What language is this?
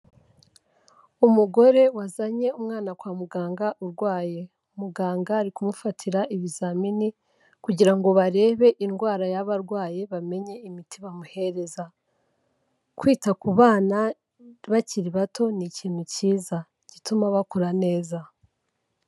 Kinyarwanda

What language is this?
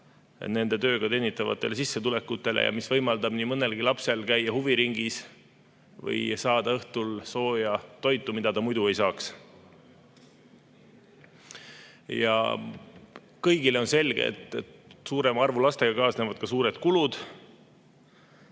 Estonian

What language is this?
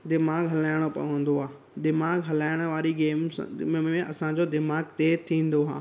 Sindhi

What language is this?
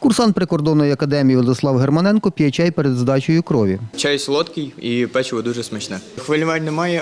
Ukrainian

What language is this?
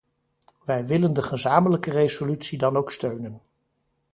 Dutch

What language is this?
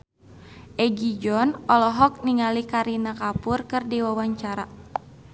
Sundanese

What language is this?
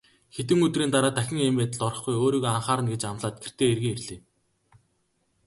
Mongolian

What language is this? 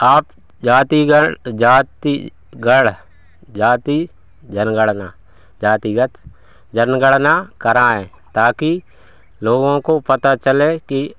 Hindi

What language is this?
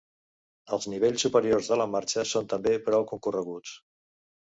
Catalan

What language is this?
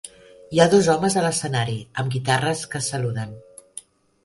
Catalan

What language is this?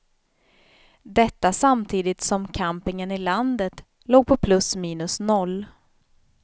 Swedish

